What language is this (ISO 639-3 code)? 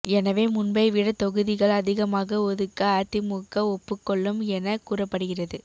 tam